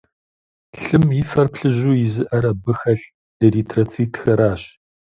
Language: Kabardian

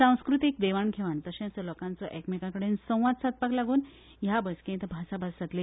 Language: Konkani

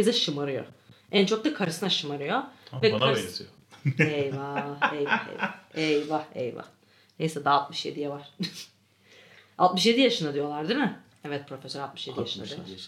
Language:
Turkish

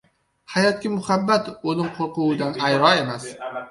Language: Uzbek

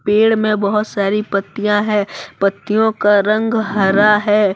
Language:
Hindi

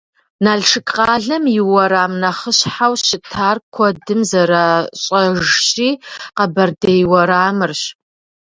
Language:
Kabardian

